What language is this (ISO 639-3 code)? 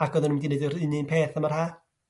cym